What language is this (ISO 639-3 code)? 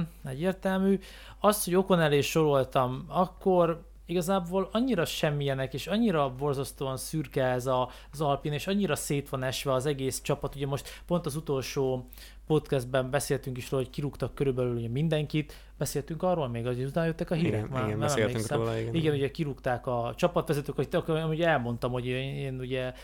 hun